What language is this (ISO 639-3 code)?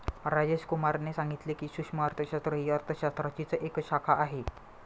mar